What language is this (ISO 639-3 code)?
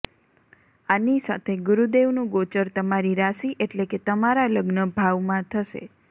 guj